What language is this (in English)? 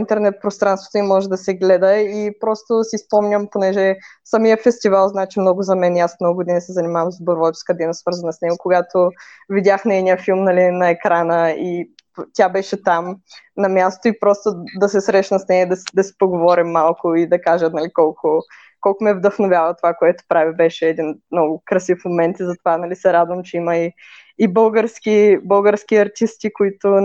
Bulgarian